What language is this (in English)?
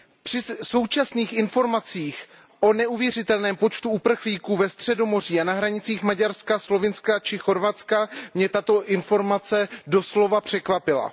Czech